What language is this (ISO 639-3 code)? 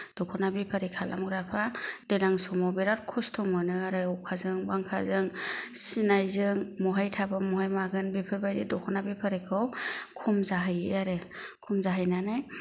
brx